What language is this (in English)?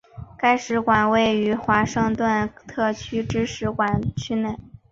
Chinese